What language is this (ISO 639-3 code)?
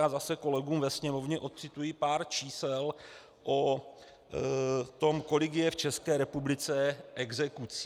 ces